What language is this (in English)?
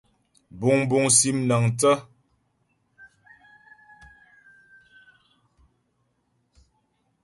Ghomala